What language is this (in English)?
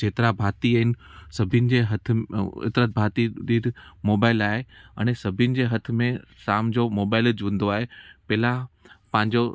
Sindhi